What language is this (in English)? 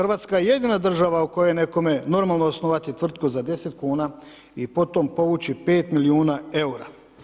Croatian